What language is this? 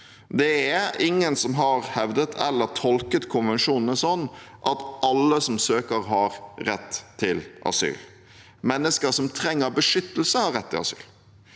Norwegian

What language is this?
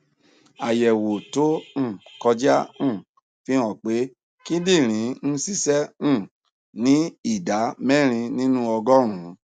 Yoruba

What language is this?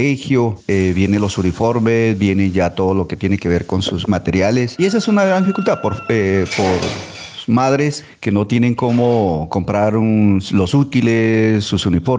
Spanish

